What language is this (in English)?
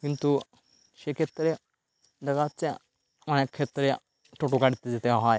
Bangla